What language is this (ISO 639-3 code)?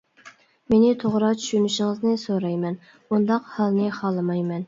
uig